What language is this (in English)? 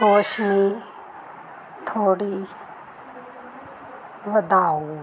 Punjabi